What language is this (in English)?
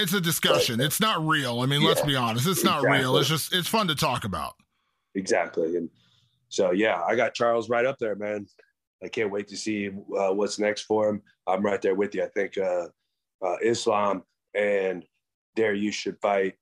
English